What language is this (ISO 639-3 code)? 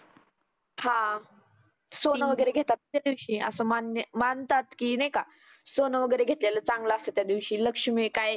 mar